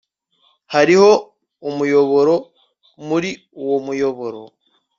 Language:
Kinyarwanda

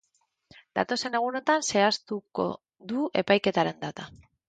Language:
Basque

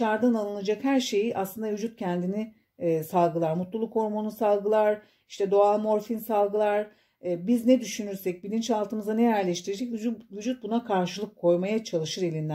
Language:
Turkish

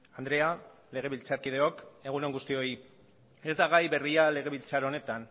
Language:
Basque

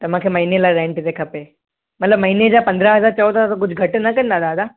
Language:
Sindhi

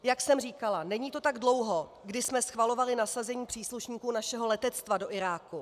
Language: Czech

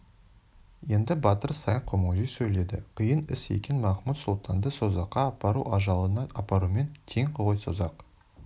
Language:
Kazakh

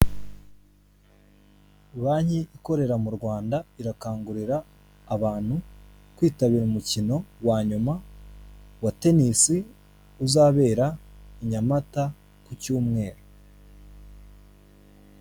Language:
Kinyarwanda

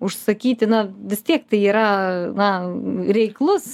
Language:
Lithuanian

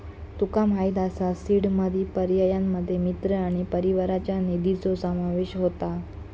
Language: Marathi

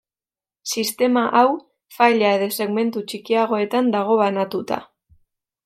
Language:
Basque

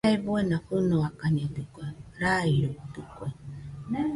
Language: Nüpode Huitoto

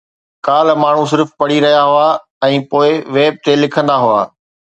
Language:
Sindhi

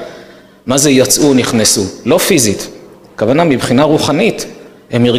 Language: Hebrew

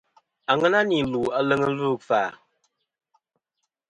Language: Kom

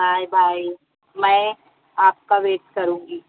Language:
Urdu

